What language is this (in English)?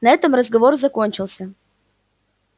Russian